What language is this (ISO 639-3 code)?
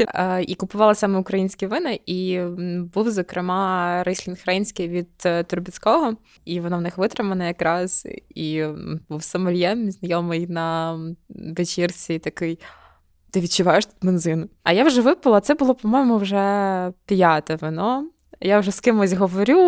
ukr